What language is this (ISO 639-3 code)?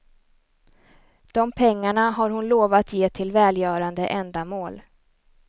swe